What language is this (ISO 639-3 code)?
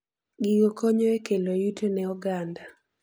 luo